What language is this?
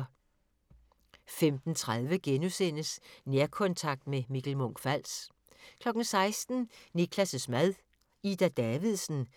Danish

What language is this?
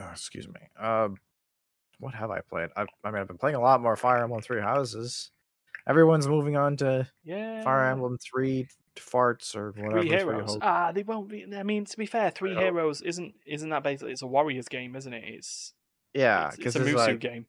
English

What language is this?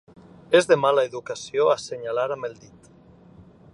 Catalan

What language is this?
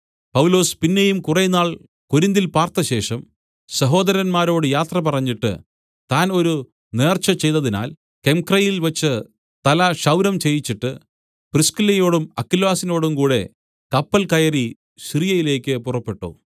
Malayalam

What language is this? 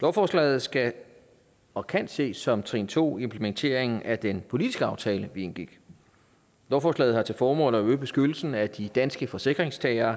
Danish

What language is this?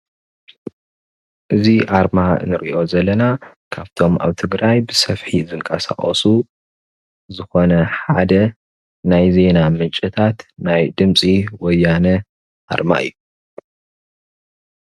Tigrinya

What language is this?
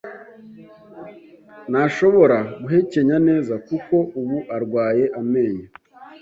Kinyarwanda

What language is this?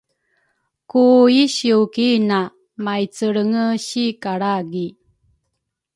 Rukai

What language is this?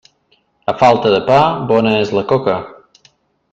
Catalan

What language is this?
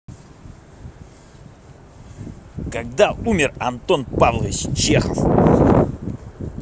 Russian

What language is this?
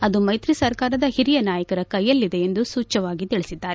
Kannada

